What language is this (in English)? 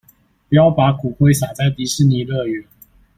Chinese